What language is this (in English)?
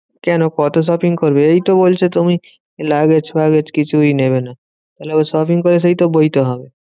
Bangla